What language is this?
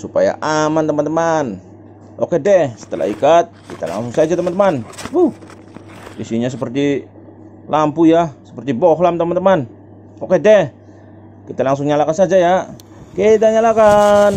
Indonesian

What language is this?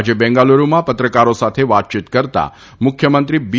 Gujarati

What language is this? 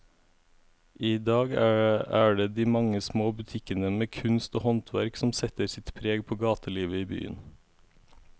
Norwegian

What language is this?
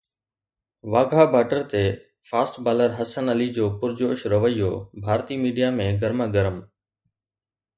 Sindhi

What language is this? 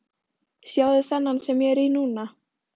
Icelandic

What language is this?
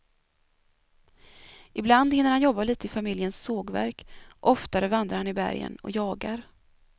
Swedish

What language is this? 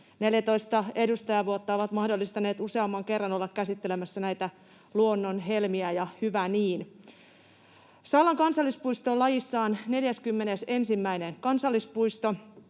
Finnish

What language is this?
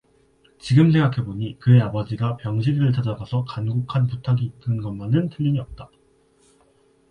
Korean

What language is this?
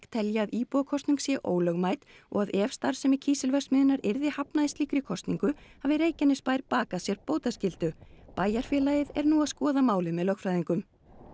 Icelandic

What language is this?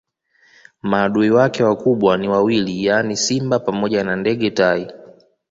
Swahili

